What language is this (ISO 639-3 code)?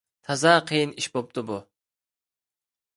uig